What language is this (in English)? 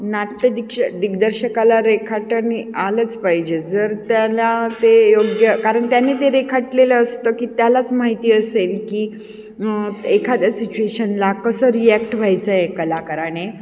Marathi